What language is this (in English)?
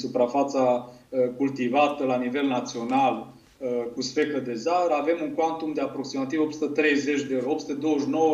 Romanian